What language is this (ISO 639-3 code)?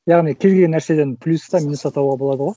kaz